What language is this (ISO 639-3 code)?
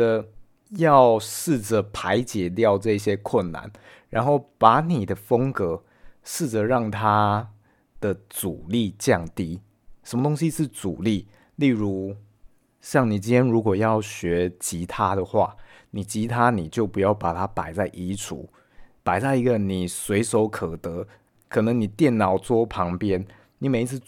zho